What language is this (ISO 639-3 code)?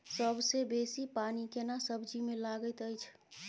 mai